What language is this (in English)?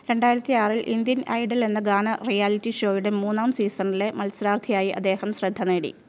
Malayalam